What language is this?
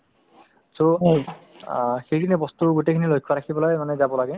Assamese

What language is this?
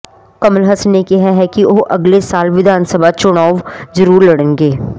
Punjabi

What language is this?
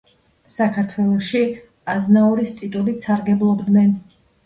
Georgian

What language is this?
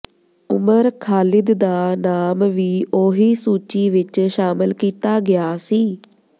Punjabi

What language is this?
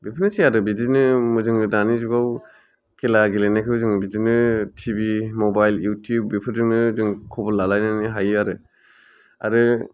Bodo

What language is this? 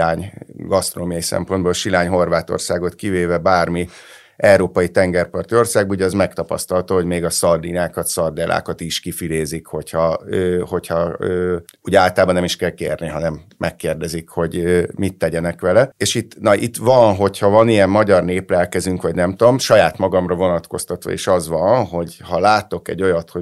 Hungarian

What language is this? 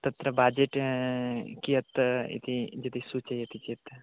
Sanskrit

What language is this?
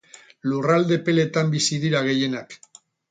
Basque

